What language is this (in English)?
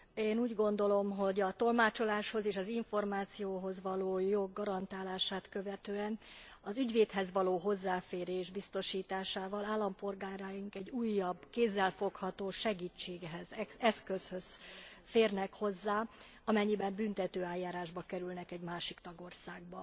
Hungarian